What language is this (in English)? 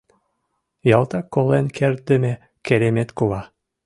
Mari